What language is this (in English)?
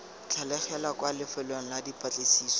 Tswana